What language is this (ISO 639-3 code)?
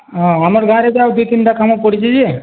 ori